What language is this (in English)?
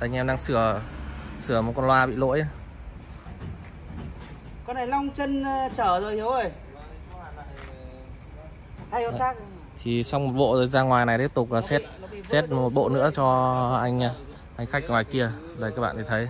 Vietnamese